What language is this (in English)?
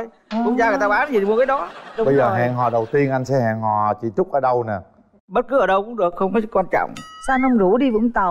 Vietnamese